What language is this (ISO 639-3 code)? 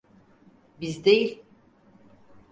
tur